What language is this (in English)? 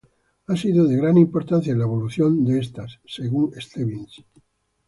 Spanish